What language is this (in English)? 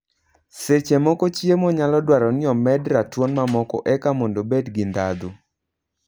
Luo (Kenya and Tanzania)